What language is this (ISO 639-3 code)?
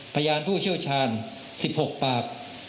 tha